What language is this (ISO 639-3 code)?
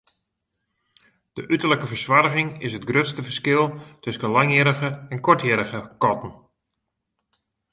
fry